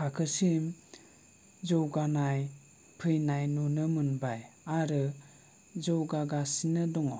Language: Bodo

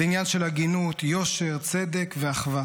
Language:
Hebrew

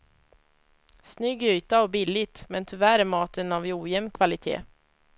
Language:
Swedish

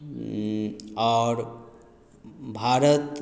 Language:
Maithili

